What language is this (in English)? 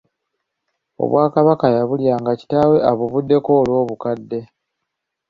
Ganda